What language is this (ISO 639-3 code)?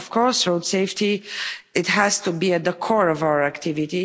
eng